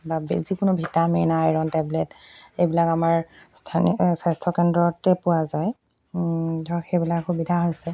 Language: Assamese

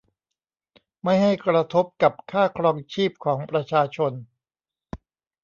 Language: Thai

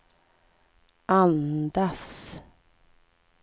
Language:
Swedish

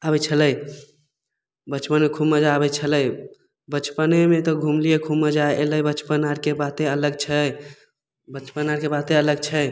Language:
Maithili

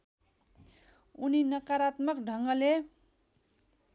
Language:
Nepali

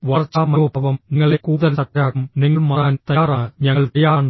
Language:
Malayalam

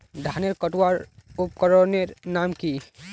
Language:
Magahi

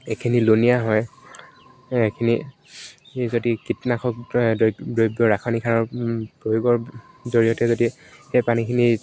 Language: Assamese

